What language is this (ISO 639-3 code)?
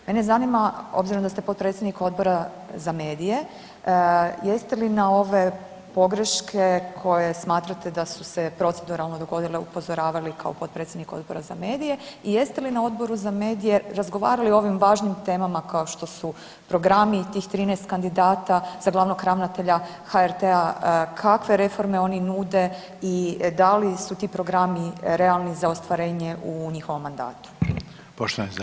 hrv